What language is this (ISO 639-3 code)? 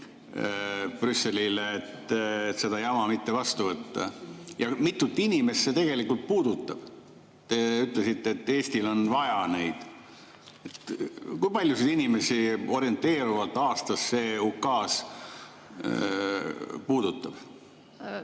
est